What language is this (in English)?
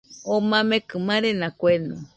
Nüpode Huitoto